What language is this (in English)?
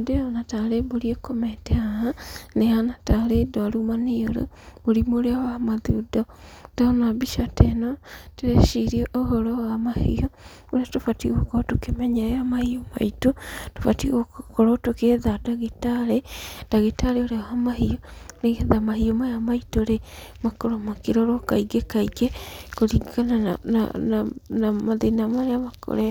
Kikuyu